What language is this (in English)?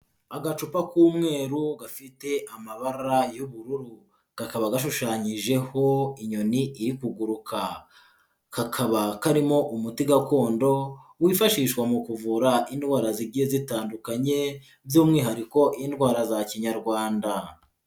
Kinyarwanda